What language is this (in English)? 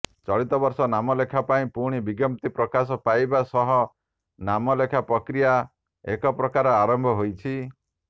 Odia